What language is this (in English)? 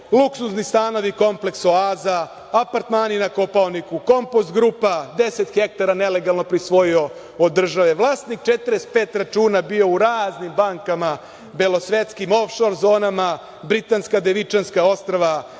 Serbian